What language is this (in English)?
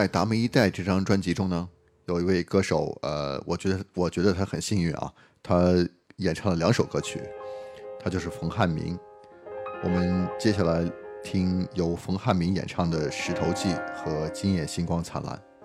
Chinese